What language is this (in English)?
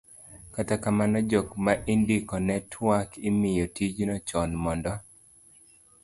Luo (Kenya and Tanzania)